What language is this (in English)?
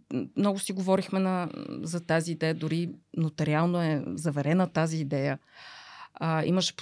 Bulgarian